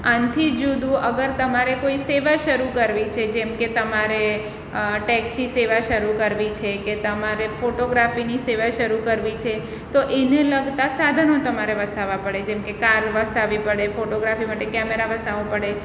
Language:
Gujarati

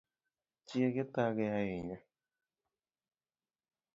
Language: Luo (Kenya and Tanzania)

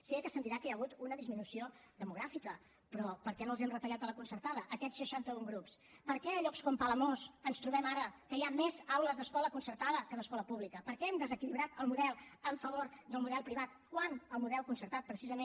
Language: Catalan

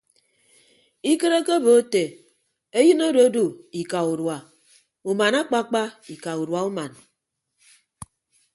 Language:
Ibibio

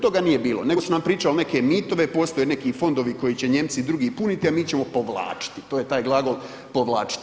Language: Croatian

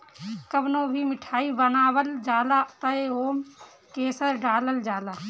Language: Bhojpuri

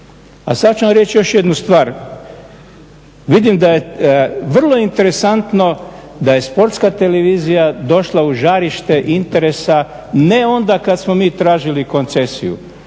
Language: Croatian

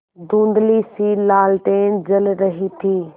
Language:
Hindi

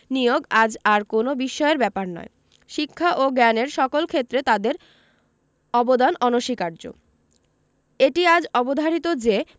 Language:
Bangla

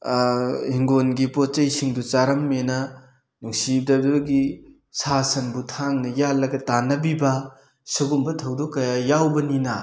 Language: Manipuri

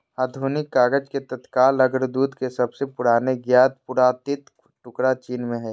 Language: Magahi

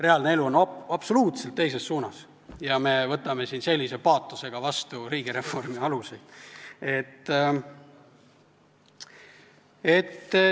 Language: Estonian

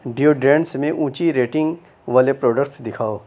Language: Urdu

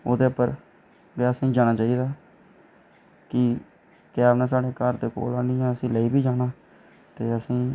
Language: Dogri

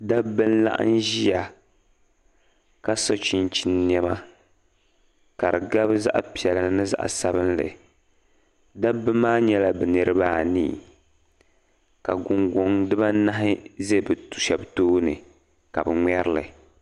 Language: Dagbani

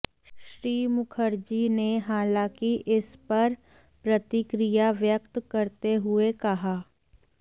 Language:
Hindi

